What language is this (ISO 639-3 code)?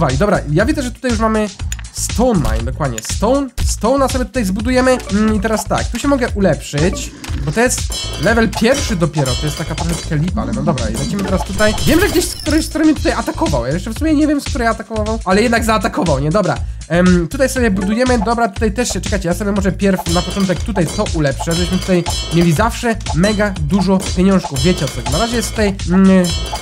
pol